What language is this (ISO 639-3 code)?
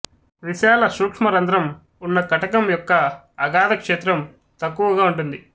tel